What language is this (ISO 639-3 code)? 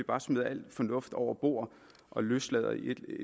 dan